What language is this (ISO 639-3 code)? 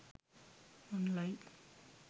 sin